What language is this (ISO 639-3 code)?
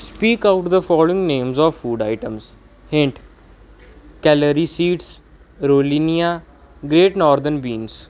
pan